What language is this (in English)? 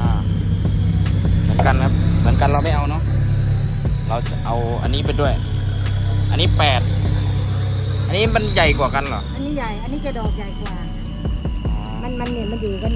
Thai